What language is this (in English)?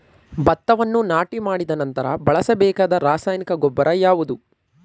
Kannada